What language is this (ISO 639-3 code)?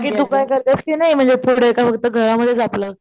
mar